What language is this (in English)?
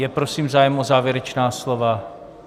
Czech